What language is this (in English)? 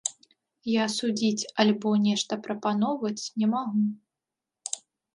Belarusian